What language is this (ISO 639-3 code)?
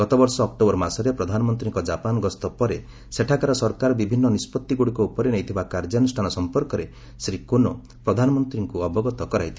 ori